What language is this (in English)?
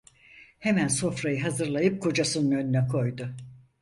Turkish